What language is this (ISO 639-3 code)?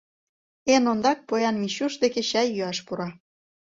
chm